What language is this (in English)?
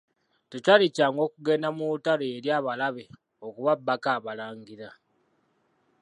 Ganda